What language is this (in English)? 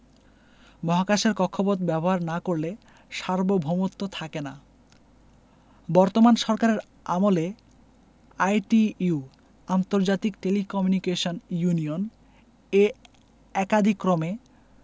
Bangla